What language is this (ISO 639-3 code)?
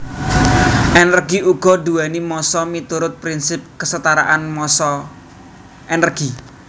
jav